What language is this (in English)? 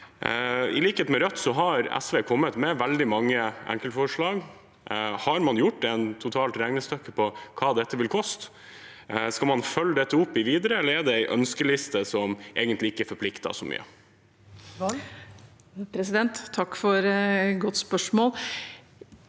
Norwegian